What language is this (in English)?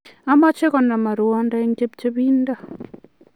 Kalenjin